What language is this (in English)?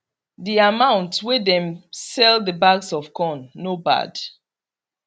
Nigerian Pidgin